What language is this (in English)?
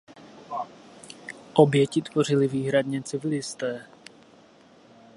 Czech